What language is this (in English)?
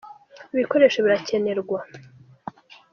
Kinyarwanda